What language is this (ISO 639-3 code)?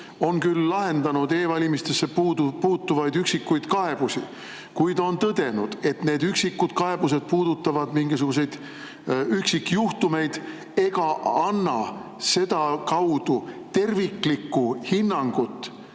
est